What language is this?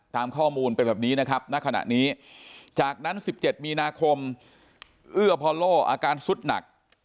Thai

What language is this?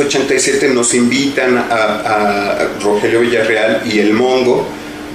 Spanish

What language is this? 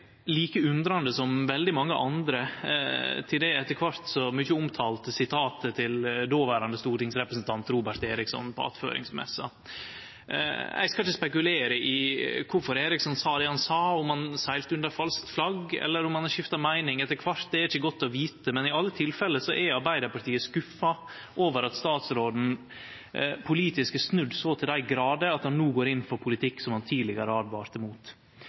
Norwegian Nynorsk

